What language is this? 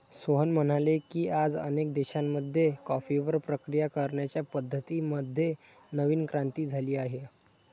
Marathi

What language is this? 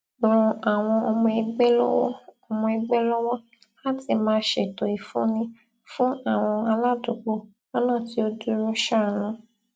Yoruba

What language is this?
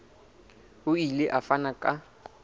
Southern Sotho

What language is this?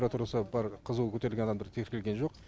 Kazakh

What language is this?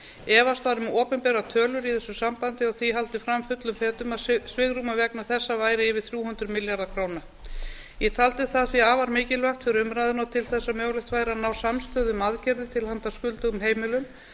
Icelandic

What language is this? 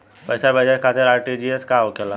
Bhojpuri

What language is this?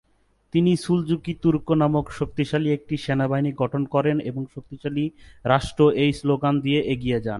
Bangla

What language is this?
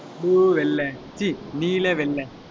Tamil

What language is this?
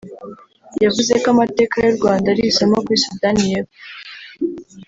Kinyarwanda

